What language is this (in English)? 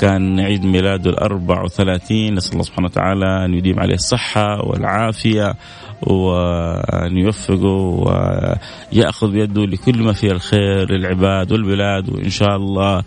Arabic